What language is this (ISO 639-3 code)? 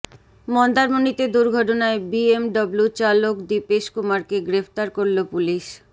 ben